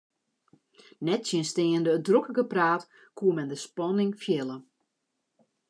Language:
Western Frisian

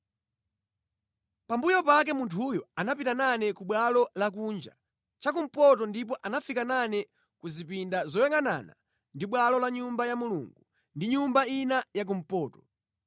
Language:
Nyanja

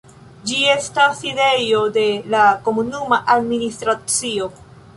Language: Esperanto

